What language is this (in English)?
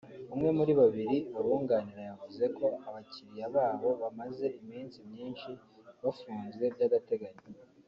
Kinyarwanda